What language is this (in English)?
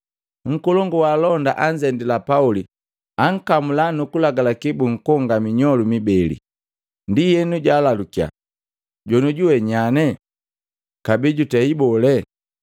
Matengo